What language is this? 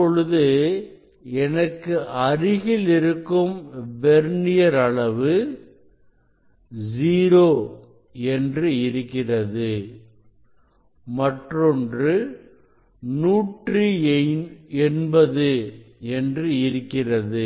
Tamil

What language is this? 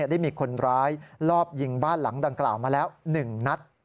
Thai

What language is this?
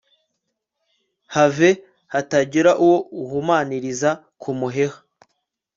Kinyarwanda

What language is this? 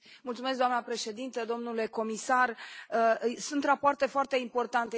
Romanian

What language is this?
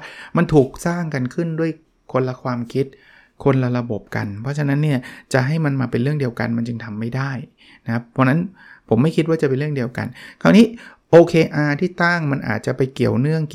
Thai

